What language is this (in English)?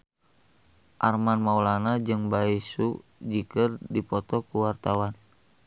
Sundanese